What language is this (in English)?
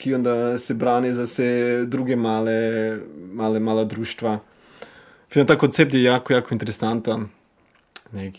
Croatian